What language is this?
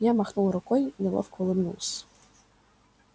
Russian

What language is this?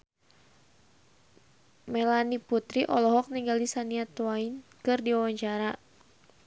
Sundanese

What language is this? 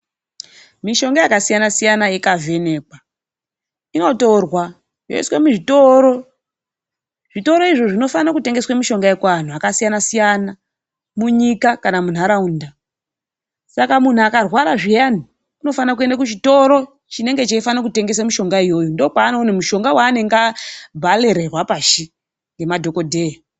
Ndau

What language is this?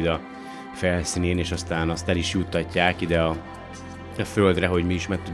Hungarian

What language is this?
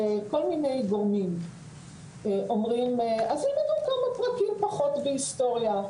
Hebrew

